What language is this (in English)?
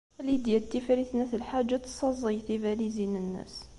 Kabyle